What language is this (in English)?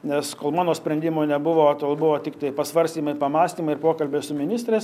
Lithuanian